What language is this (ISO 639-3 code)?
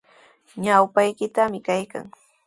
qws